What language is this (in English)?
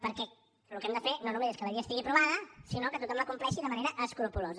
Catalan